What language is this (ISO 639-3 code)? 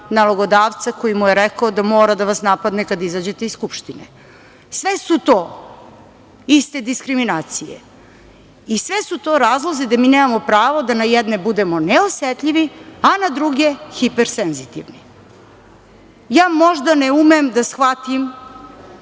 srp